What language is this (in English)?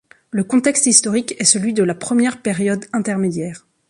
French